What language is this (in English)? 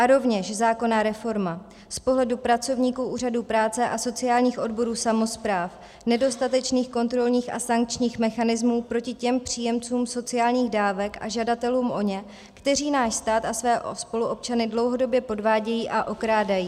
Czech